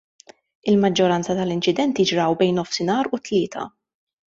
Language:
Maltese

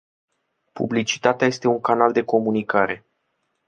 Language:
Romanian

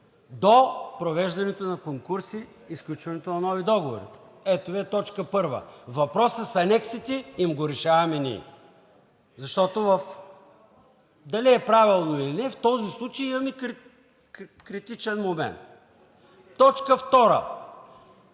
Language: Bulgarian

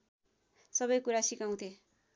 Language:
Nepali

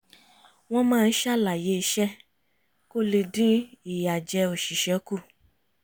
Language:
Yoruba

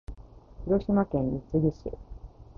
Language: Japanese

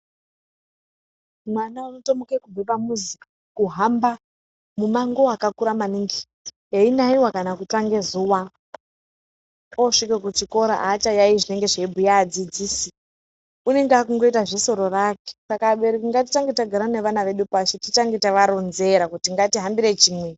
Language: Ndau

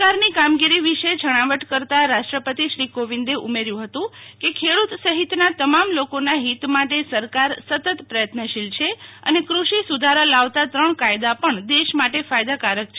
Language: Gujarati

